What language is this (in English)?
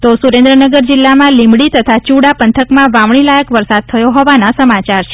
Gujarati